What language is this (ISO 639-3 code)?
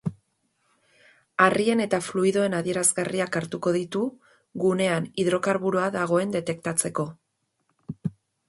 eus